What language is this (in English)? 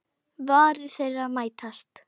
Icelandic